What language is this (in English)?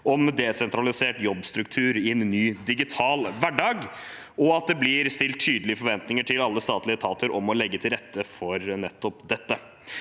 Norwegian